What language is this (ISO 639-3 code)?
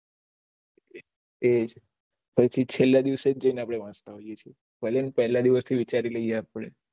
guj